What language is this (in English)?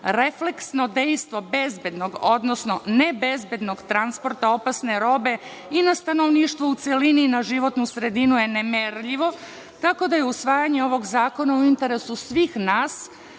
Serbian